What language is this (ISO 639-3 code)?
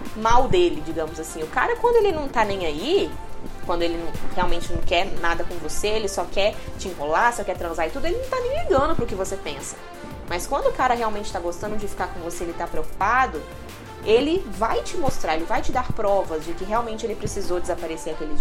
por